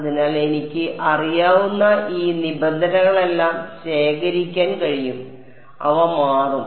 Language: Malayalam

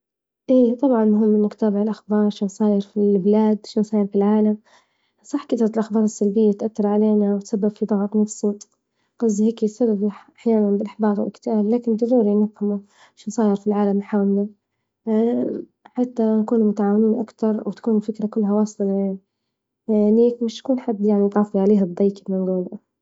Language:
Libyan Arabic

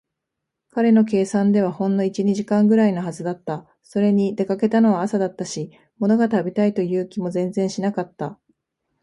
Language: Japanese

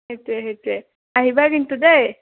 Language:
Assamese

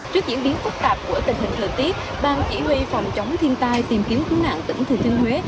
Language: Vietnamese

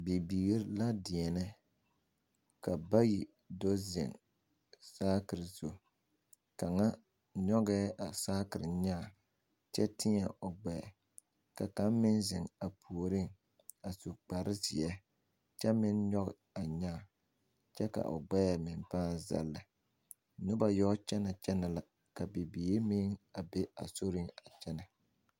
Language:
Southern Dagaare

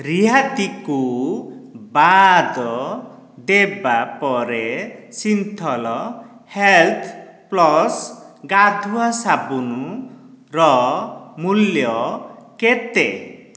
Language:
Odia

